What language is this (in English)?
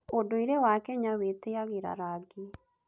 Kikuyu